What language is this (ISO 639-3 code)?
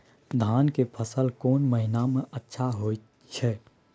mai